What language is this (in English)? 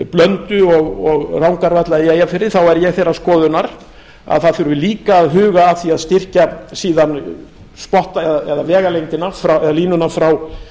Icelandic